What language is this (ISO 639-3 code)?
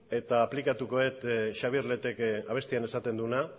eus